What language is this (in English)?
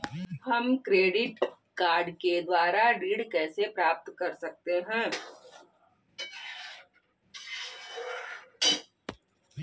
Hindi